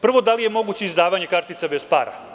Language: Serbian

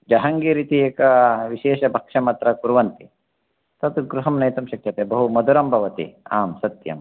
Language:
Sanskrit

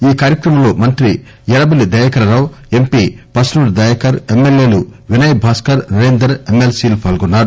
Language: Telugu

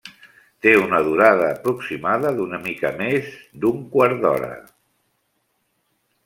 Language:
Catalan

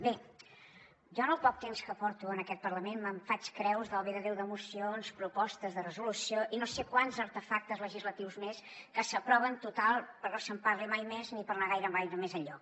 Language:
Catalan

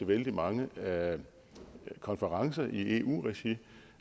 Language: Danish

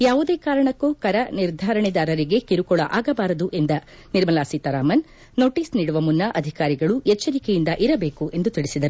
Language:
Kannada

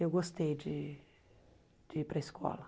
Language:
Portuguese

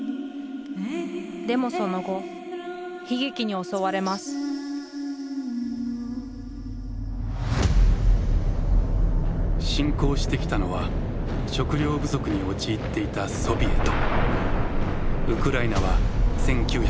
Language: Japanese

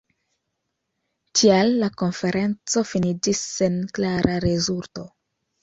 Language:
Esperanto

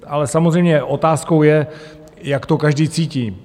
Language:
Czech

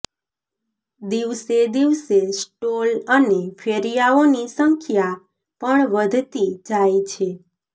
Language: Gujarati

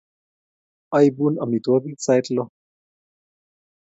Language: Kalenjin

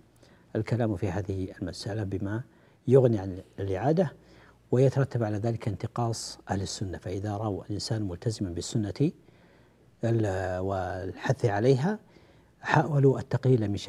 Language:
Arabic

